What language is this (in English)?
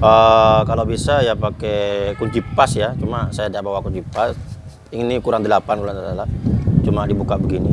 Indonesian